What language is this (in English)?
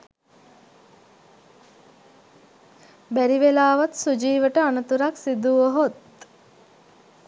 Sinhala